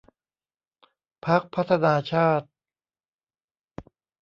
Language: Thai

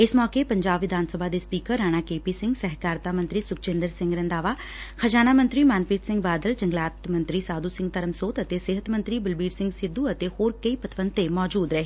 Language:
Punjabi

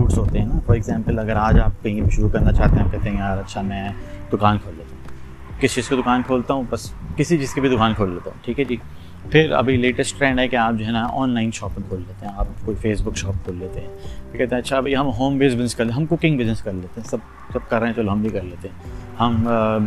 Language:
Urdu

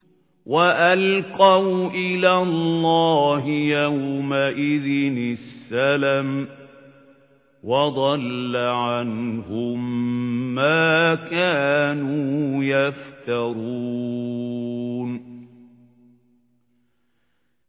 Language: Arabic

